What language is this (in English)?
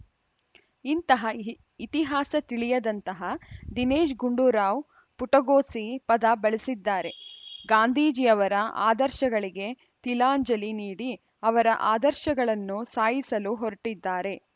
Kannada